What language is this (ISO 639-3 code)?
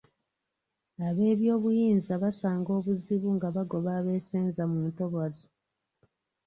lug